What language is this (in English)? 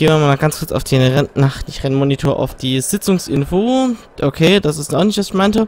German